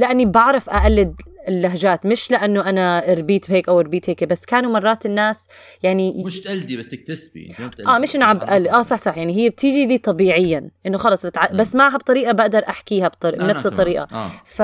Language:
Arabic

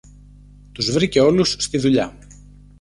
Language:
Greek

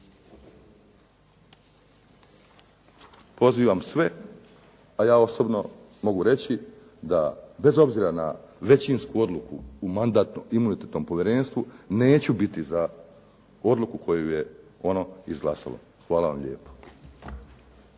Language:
Croatian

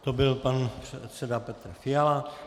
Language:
Czech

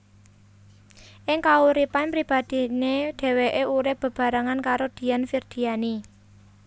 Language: Javanese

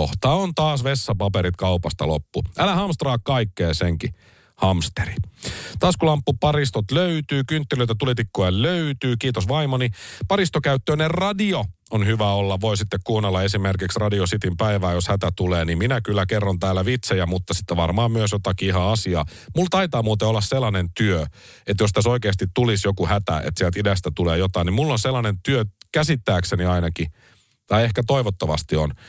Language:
Finnish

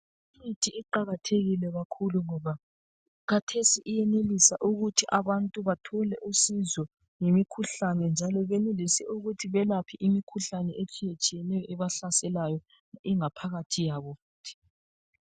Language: North Ndebele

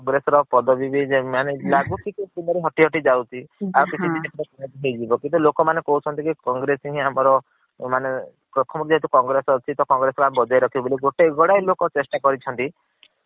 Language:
Odia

